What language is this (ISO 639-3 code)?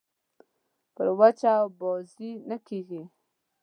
pus